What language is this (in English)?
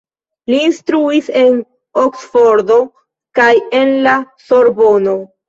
Esperanto